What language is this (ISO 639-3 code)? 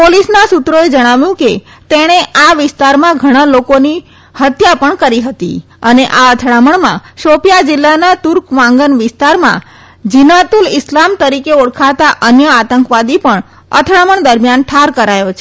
guj